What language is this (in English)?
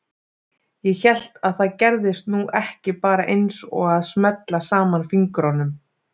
Icelandic